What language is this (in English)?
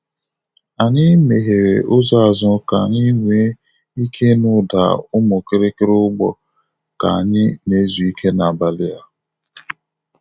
Igbo